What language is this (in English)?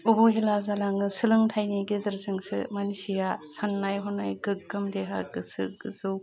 Bodo